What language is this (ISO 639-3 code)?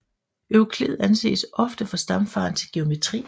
dan